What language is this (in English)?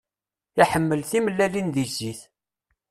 Kabyle